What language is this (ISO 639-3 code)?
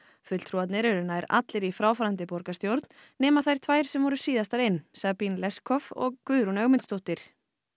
isl